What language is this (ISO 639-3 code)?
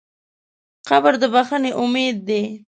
pus